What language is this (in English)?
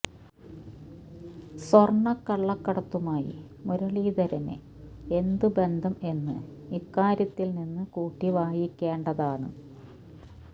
Malayalam